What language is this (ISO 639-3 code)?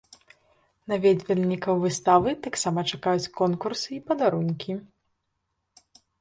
bel